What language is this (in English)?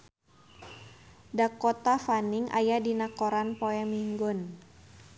Sundanese